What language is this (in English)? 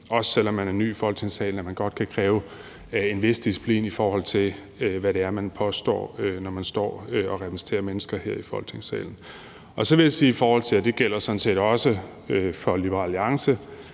Danish